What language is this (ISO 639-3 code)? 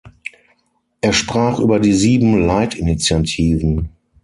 deu